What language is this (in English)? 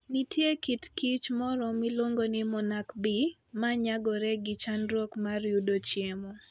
Luo (Kenya and Tanzania)